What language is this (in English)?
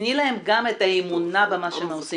Hebrew